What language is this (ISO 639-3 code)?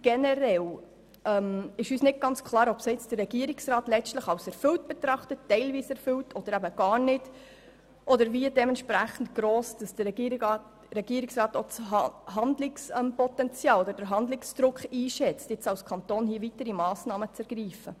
gsw